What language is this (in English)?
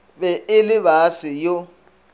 Northern Sotho